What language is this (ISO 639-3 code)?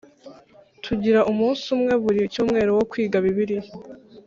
kin